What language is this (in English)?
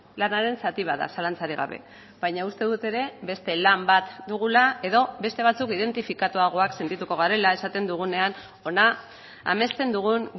Basque